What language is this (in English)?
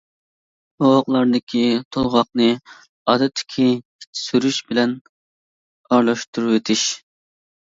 Uyghur